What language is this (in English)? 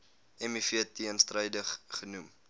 Afrikaans